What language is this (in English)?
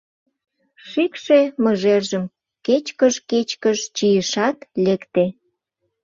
Mari